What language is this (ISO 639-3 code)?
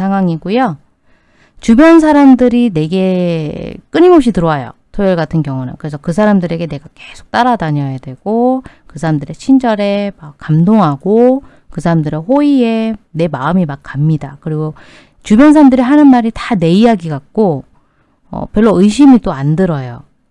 kor